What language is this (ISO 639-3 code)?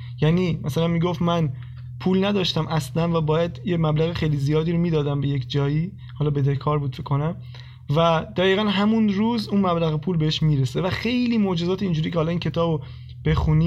fas